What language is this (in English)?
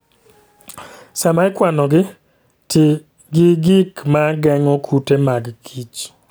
Luo (Kenya and Tanzania)